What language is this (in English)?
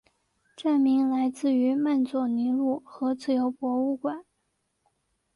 Chinese